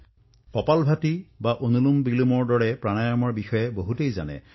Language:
Assamese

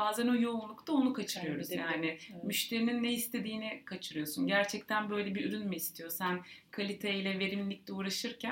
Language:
Turkish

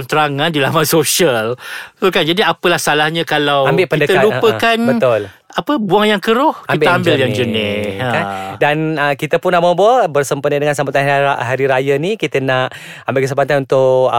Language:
Malay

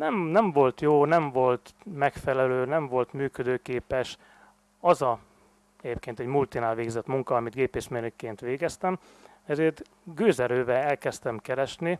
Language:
Hungarian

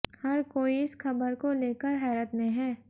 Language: Hindi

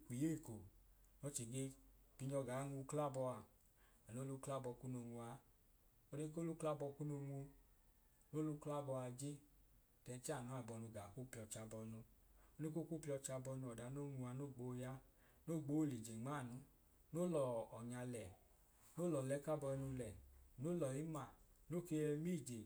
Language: Idoma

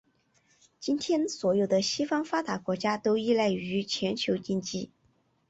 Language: Chinese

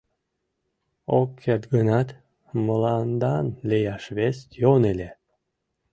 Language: Mari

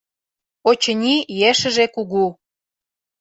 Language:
Mari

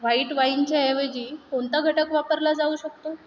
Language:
Marathi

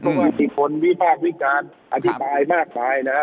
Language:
Thai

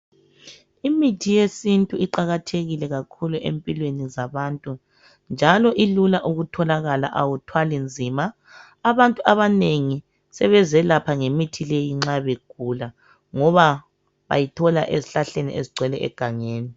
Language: North Ndebele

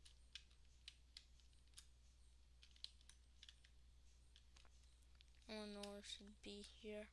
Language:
English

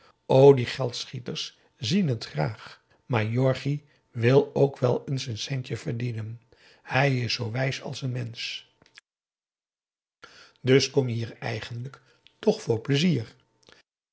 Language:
Dutch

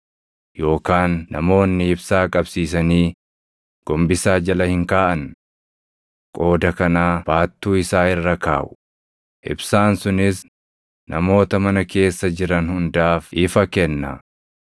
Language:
Oromo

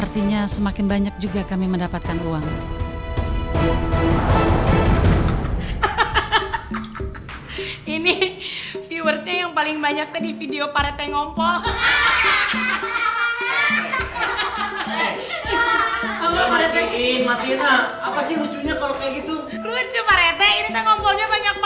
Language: Indonesian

